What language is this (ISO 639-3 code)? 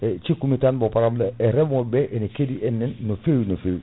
ful